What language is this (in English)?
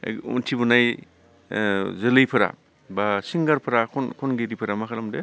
Bodo